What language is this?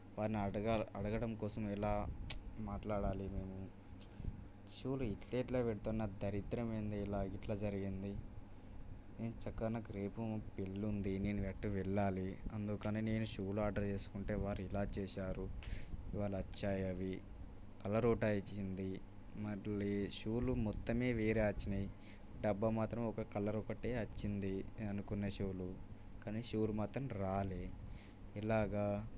Telugu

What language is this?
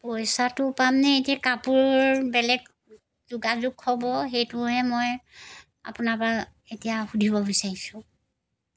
Assamese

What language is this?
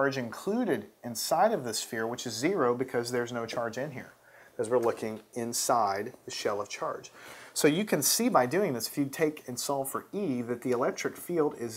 English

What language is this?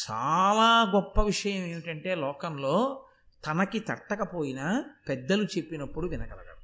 Telugu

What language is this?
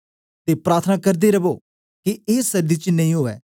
Dogri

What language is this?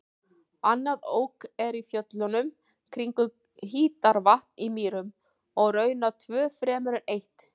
Icelandic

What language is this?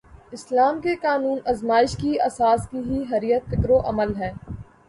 Urdu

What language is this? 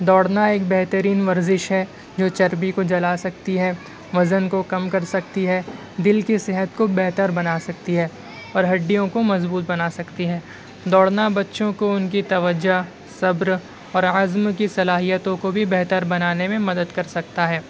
Urdu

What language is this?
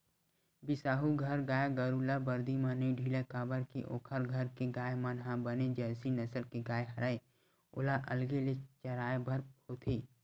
Chhattisgarhi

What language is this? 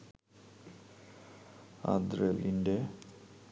Bangla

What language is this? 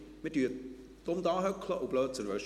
Swiss German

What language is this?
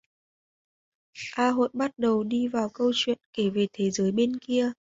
Vietnamese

